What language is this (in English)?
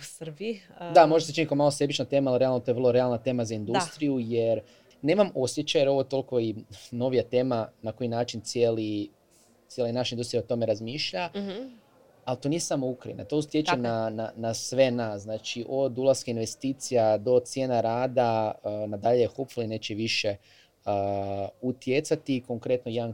Croatian